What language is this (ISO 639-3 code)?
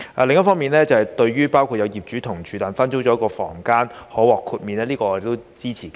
yue